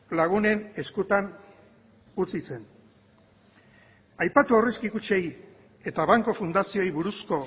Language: Basque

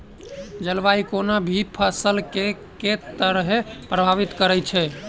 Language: Maithili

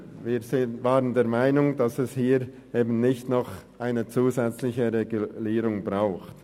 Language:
Swiss German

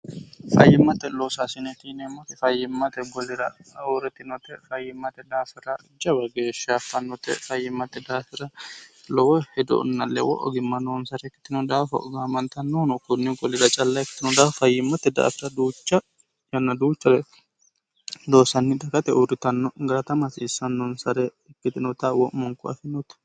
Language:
Sidamo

